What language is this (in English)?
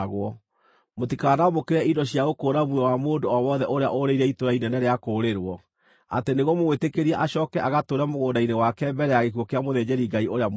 Kikuyu